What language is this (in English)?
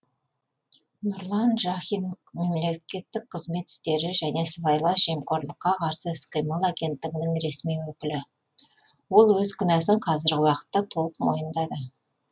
Kazakh